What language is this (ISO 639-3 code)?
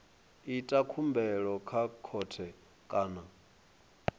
ven